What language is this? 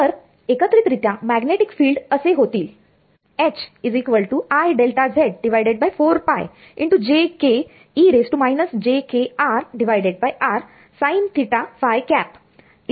Marathi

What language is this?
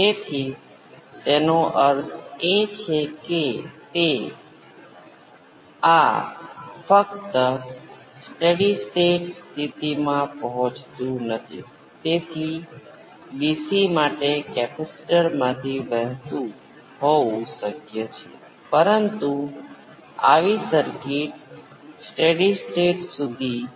Gujarati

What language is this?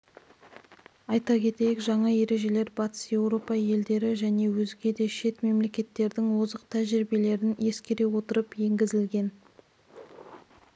Kazakh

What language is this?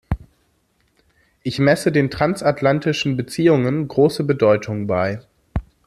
German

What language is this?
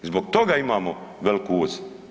Croatian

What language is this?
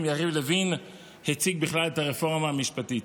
Hebrew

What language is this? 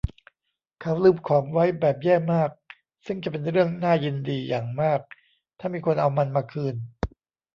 Thai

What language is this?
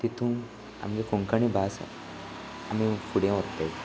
Konkani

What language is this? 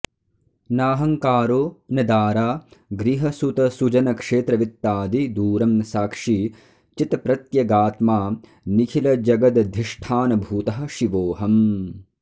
Sanskrit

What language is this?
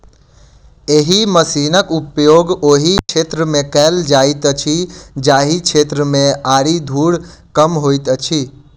Maithili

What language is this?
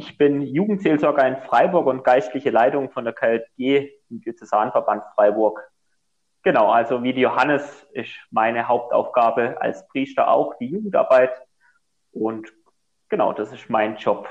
German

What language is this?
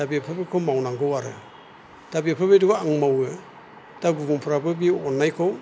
Bodo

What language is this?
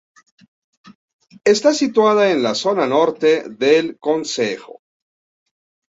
Spanish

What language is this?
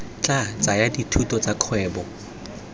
Tswana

